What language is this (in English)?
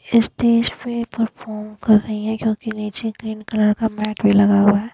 Hindi